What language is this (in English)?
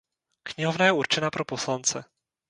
Czech